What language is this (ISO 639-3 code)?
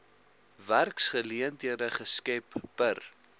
afr